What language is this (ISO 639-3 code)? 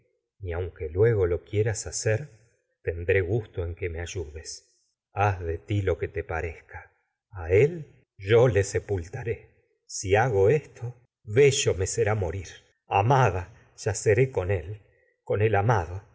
spa